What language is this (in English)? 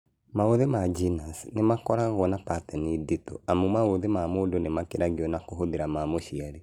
Kikuyu